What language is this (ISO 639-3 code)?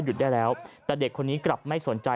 tha